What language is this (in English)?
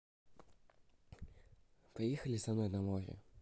Russian